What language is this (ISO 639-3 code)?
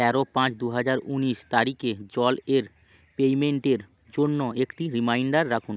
ben